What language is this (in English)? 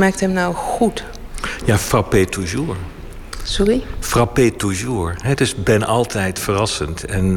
Dutch